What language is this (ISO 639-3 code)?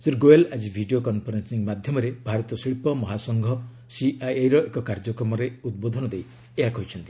ori